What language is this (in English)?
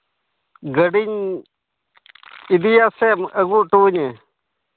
Santali